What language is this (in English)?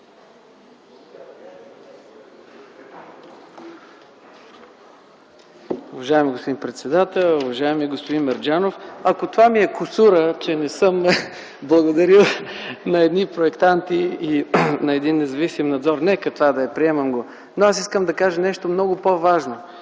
Bulgarian